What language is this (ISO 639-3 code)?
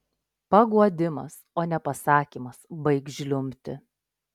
lit